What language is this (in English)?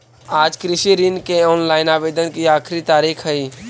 Magahi